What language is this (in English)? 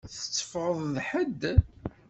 Kabyle